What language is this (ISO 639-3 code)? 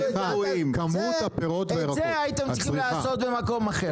heb